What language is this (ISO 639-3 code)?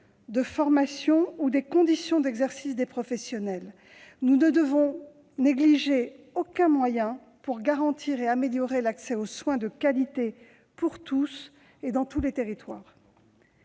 fra